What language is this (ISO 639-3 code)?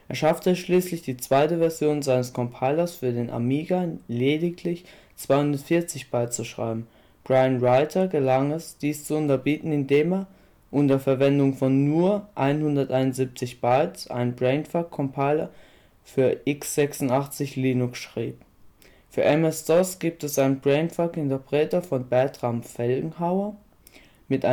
deu